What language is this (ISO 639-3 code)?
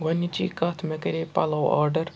kas